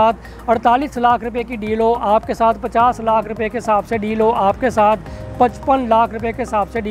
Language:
Hindi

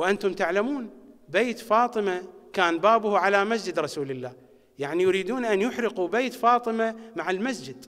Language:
Arabic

